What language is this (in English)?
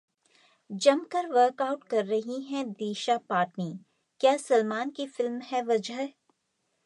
Hindi